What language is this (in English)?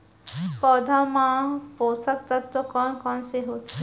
Chhattisgarhi